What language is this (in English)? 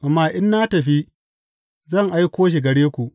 Hausa